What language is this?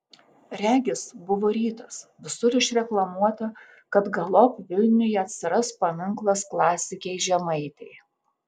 Lithuanian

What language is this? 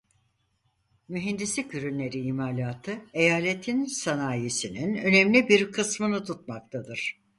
Turkish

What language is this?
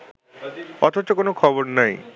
Bangla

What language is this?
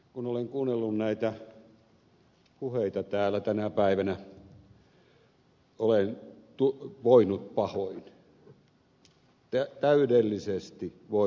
Finnish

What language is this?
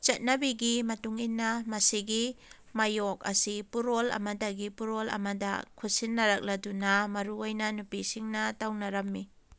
Manipuri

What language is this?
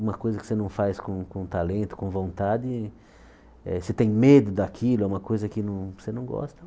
Portuguese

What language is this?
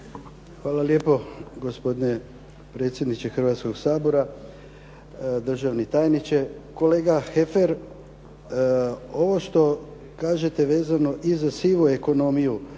Croatian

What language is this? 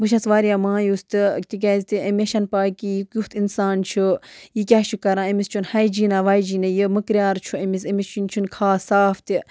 Kashmiri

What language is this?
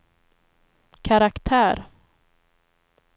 Swedish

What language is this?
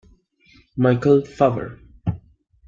Italian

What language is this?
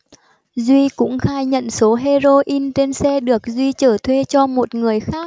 Vietnamese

